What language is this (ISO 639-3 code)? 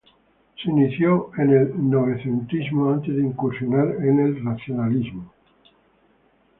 spa